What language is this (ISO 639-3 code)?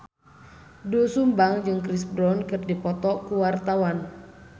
sun